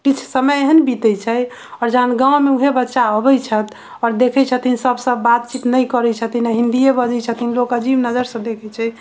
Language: Maithili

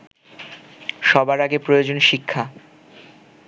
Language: Bangla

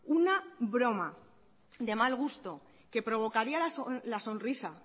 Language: Spanish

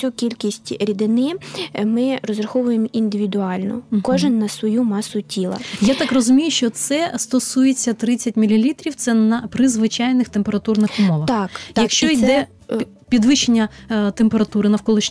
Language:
Ukrainian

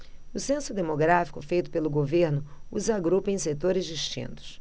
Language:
Portuguese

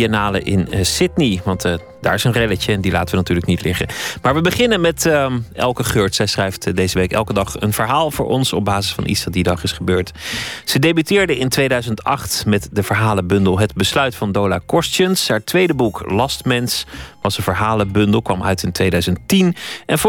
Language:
Dutch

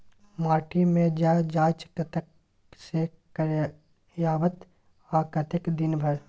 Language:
Maithili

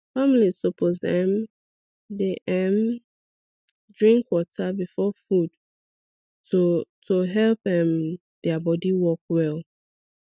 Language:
Nigerian Pidgin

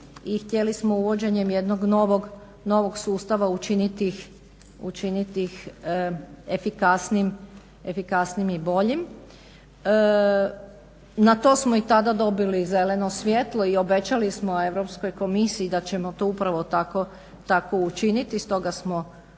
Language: Croatian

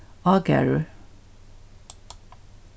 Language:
Faroese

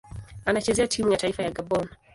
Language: Swahili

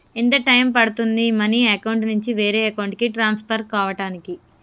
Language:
Telugu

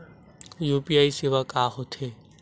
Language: Chhattisgarhi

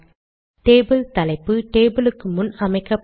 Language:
Tamil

